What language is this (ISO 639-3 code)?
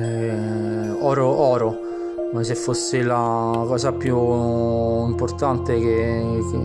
ita